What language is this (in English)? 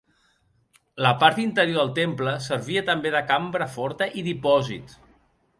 Catalan